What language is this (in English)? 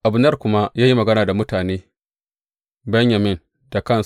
Hausa